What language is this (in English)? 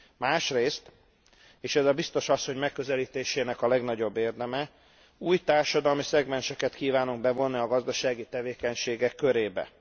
Hungarian